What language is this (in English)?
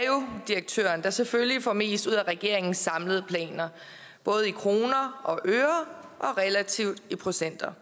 Danish